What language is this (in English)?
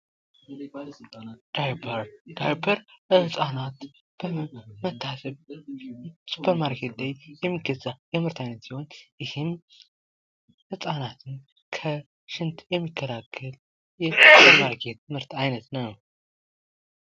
Amharic